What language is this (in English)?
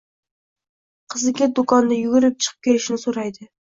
Uzbek